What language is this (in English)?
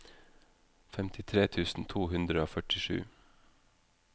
Norwegian